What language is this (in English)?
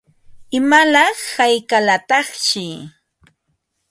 Ambo-Pasco Quechua